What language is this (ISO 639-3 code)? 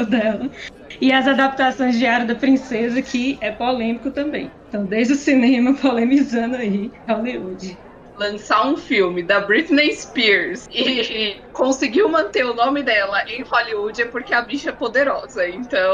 por